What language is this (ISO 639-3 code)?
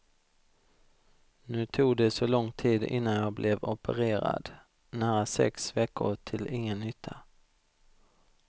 swe